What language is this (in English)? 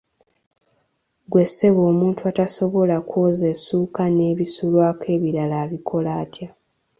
Ganda